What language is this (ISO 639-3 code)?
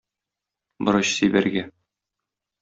tat